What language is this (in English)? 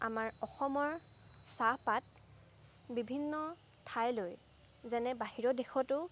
Assamese